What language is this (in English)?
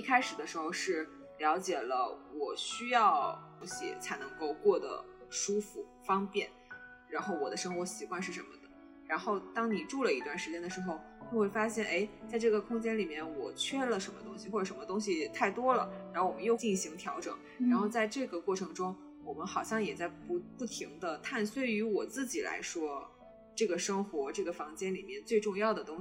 Chinese